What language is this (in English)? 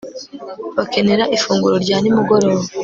Kinyarwanda